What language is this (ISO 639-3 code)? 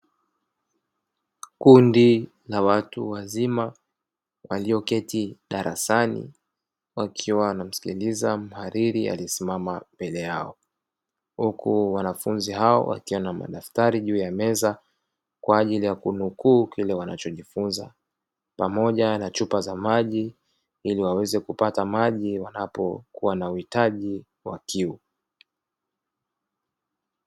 swa